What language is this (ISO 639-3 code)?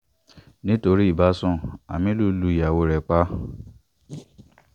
yor